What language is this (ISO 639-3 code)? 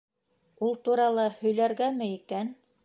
bak